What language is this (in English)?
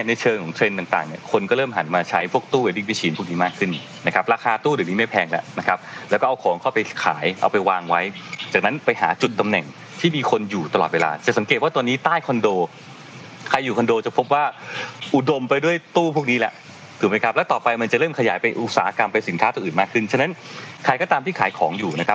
Thai